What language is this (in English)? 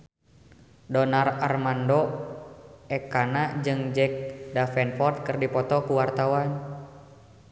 Sundanese